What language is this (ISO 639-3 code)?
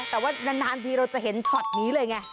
tha